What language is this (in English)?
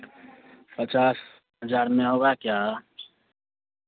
Hindi